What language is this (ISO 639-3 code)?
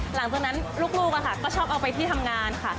tha